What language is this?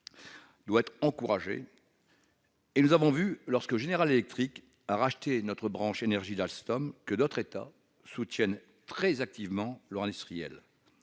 French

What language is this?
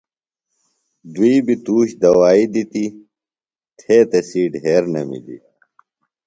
Phalura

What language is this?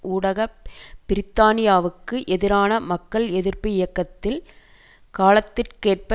Tamil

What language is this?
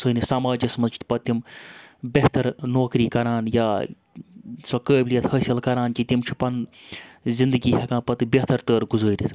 Kashmiri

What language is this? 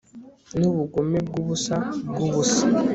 Kinyarwanda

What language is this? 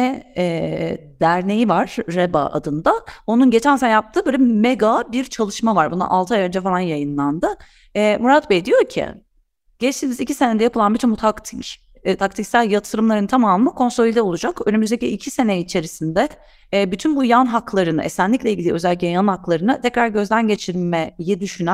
Turkish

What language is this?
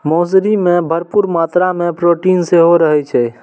Maithili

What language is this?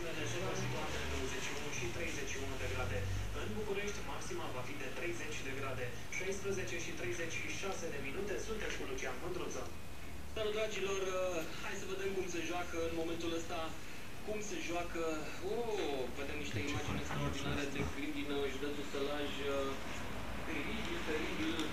Romanian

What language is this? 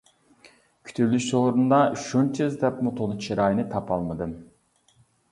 Uyghur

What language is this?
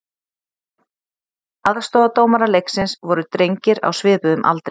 Icelandic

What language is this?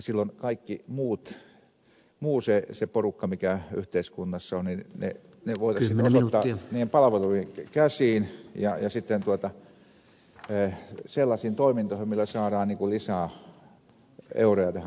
Finnish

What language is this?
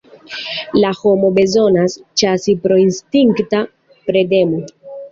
Esperanto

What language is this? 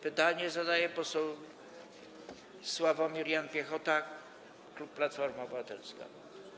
Polish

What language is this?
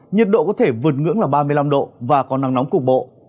Vietnamese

